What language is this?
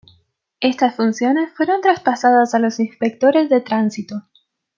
Spanish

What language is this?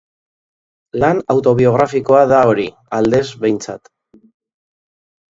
Basque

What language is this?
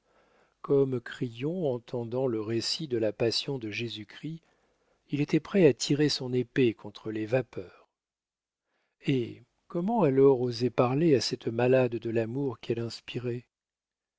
French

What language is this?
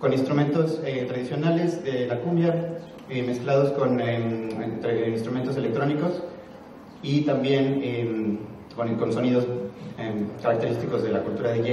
Spanish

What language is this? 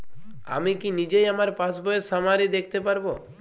Bangla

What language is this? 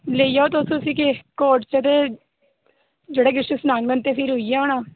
Dogri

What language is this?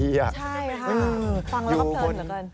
Thai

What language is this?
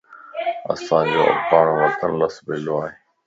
Lasi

